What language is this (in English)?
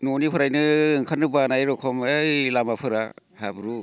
Bodo